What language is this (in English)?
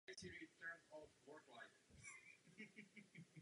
Czech